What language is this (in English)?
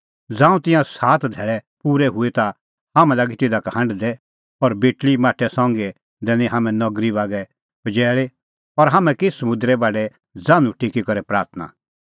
Kullu Pahari